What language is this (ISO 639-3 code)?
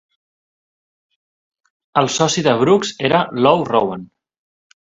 cat